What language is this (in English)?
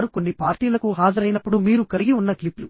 Telugu